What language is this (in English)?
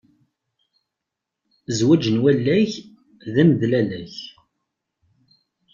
Kabyle